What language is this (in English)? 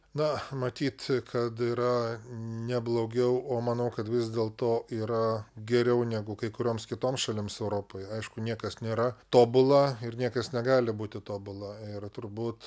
Lithuanian